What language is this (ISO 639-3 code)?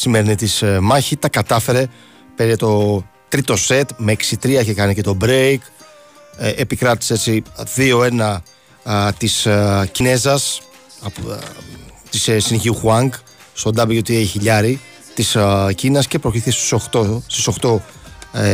ell